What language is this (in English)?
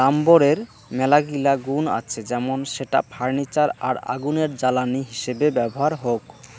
Bangla